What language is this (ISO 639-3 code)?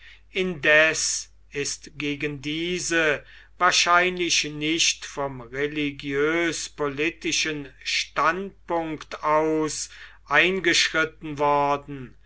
deu